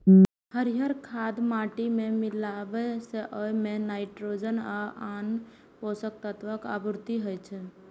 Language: Maithili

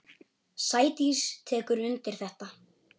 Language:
Icelandic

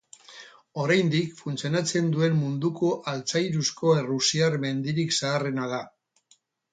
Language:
Basque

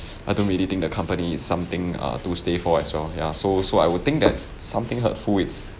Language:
English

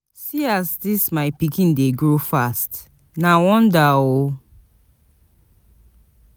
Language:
Nigerian Pidgin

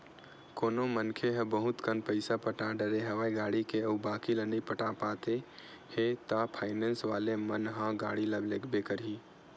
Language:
Chhattisgarhi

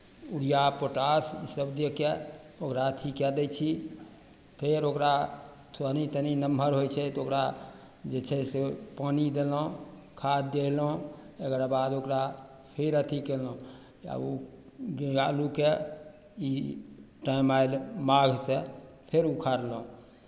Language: Maithili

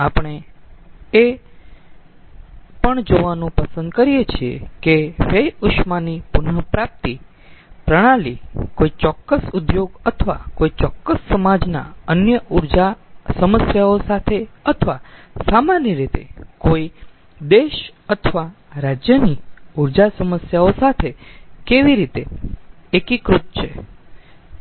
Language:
Gujarati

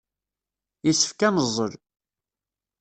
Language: Kabyle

